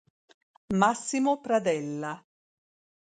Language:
Italian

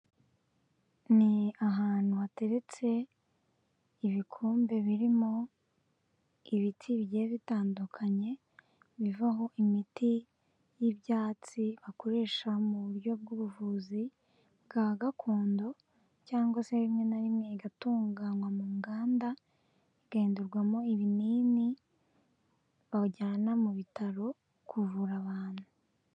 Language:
Kinyarwanda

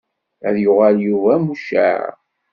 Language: Kabyle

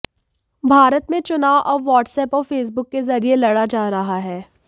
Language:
Hindi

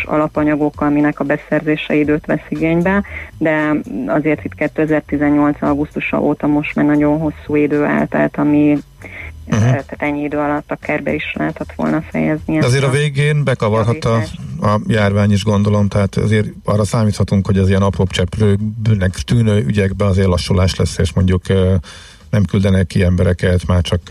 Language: Hungarian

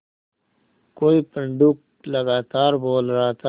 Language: Hindi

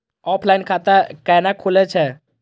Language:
Maithili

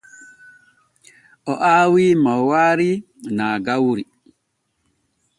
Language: Borgu Fulfulde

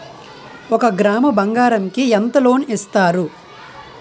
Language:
Telugu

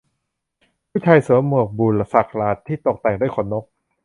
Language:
Thai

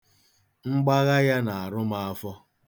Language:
Igbo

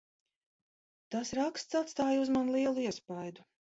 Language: Latvian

